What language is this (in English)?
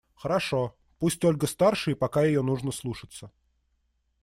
Russian